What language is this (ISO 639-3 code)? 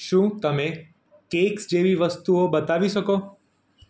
guj